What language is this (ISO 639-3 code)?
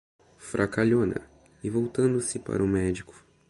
por